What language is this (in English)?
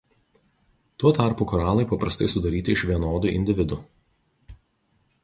Lithuanian